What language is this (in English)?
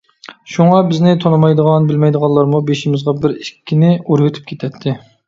Uyghur